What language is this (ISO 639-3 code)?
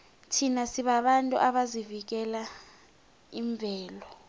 nbl